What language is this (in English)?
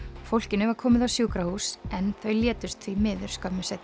Icelandic